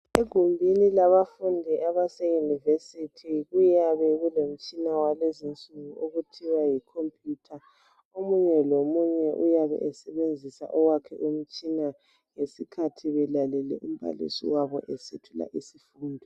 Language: North Ndebele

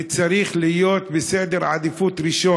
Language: Hebrew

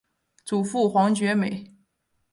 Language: Chinese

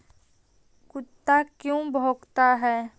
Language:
Magahi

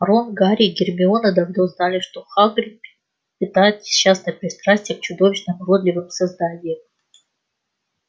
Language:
Russian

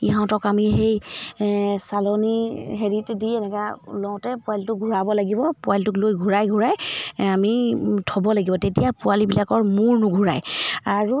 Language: Assamese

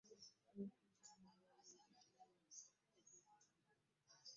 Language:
Ganda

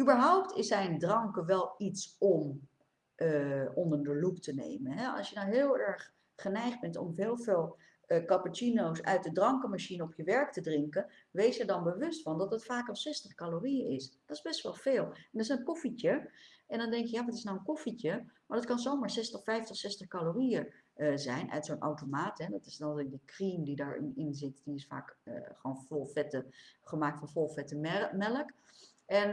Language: Dutch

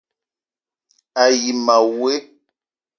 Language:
Eton (Cameroon)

